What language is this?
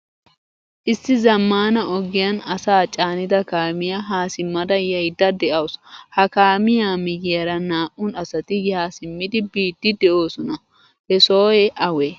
Wolaytta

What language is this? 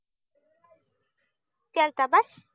Marathi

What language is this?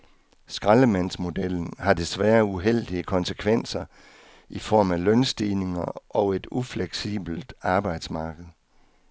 Danish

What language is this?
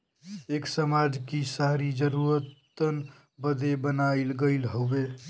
Bhojpuri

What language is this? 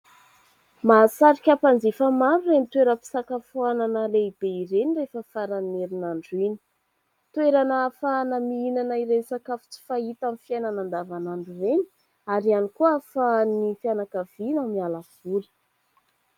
Malagasy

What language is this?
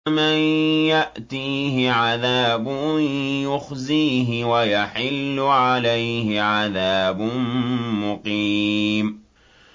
Arabic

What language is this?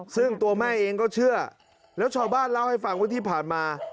Thai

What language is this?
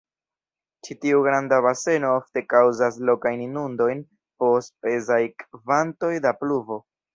Esperanto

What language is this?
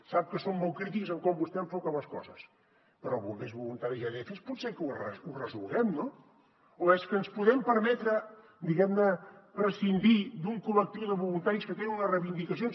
Catalan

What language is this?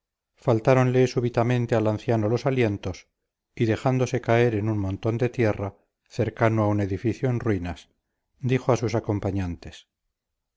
Spanish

